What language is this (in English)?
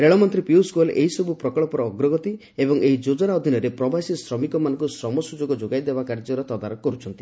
Odia